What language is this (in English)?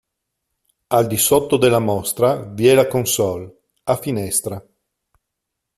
Italian